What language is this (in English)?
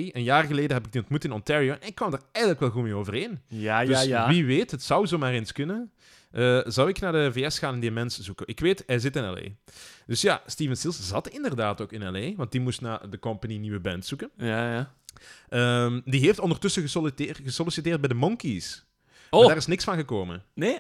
Dutch